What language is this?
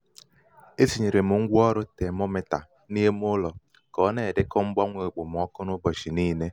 Igbo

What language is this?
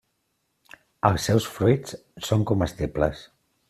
Catalan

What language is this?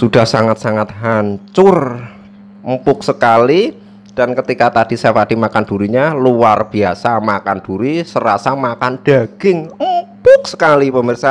Indonesian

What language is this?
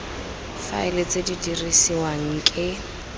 Tswana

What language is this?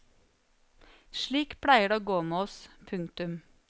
Norwegian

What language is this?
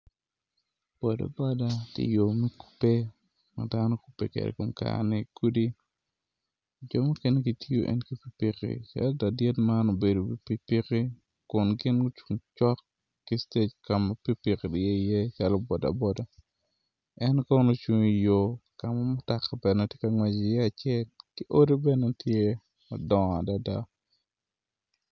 Acoli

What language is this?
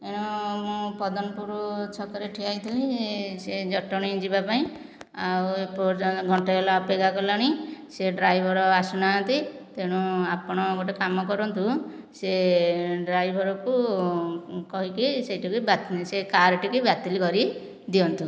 Odia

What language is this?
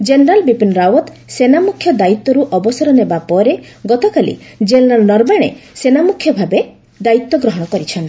Odia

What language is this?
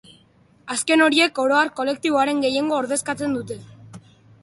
Basque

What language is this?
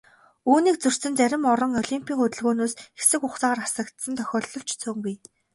Mongolian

